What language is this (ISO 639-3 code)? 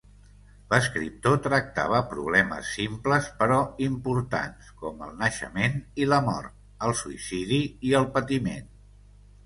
cat